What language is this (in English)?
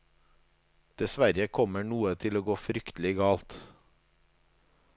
Norwegian